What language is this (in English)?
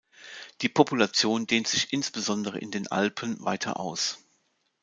German